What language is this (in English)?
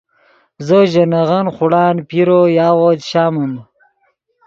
Yidgha